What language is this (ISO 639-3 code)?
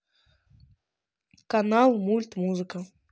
rus